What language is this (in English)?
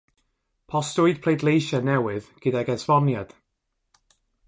Welsh